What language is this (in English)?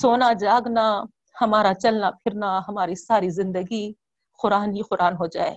Urdu